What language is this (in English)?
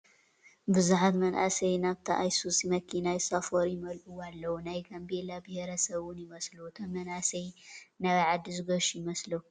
Tigrinya